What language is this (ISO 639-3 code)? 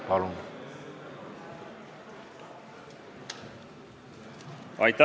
est